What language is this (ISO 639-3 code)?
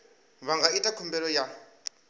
ven